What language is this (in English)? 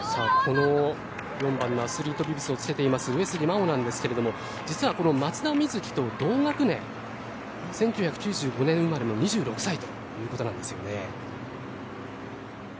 Japanese